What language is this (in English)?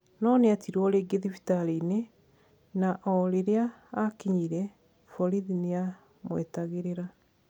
Kikuyu